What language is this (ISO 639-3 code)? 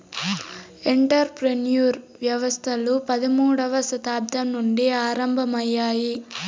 tel